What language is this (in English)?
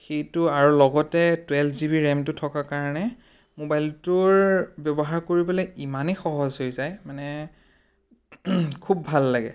Assamese